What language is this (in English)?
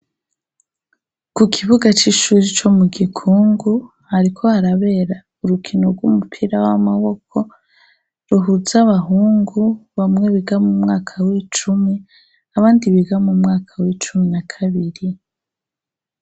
Rundi